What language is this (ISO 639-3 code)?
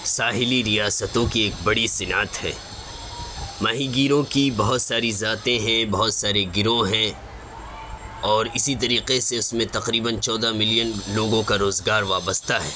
urd